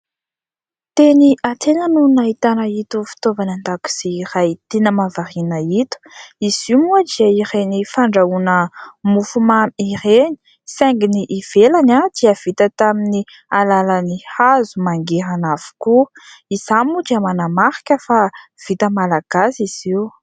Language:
Malagasy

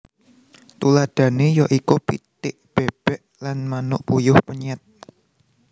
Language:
Javanese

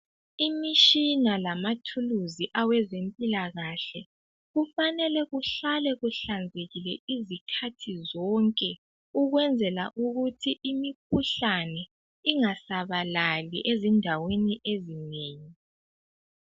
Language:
North Ndebele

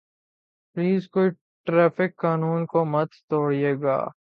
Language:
Urdu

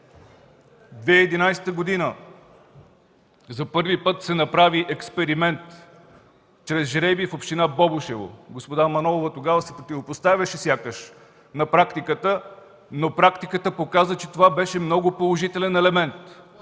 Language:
Bulgarian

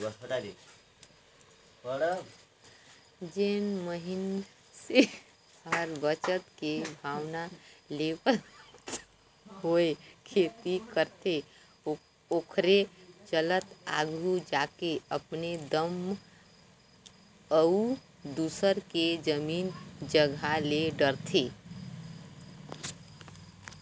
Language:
Chhattisgarhi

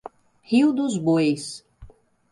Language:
Portuguese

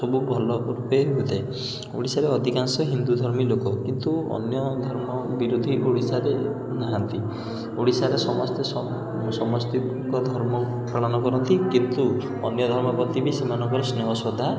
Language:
Odia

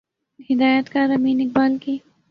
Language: Urdu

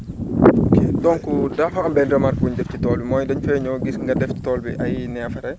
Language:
Wolof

